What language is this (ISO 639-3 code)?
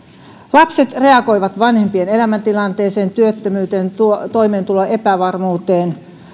fin